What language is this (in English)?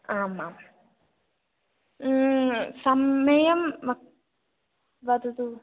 Sanskrit